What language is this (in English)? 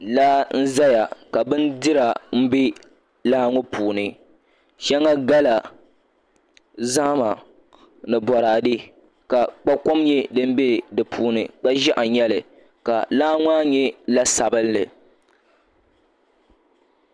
Dagbani